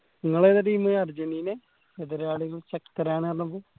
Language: Malayalam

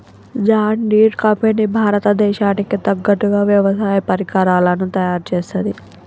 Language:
Telugu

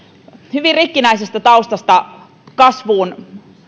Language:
Finnish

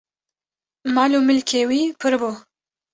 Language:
Kurdish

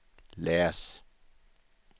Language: Swedish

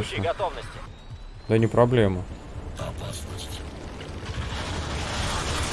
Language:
Russian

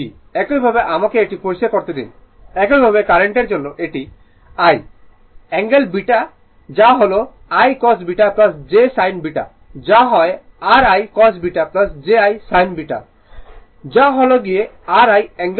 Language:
Bangla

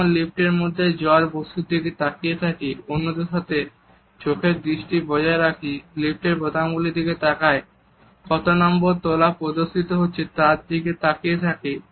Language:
Bangla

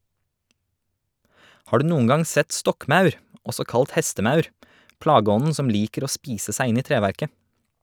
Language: Norwegian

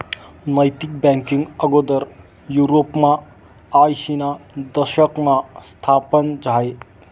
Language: Marathi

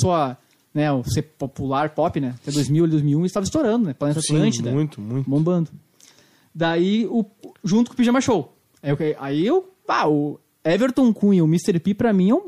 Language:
Portuguese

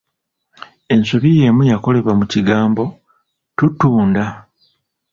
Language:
Ganda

